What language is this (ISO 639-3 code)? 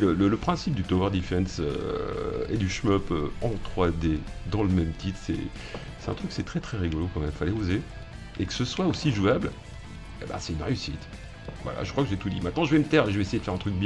fra